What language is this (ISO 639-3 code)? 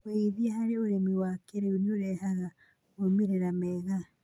kik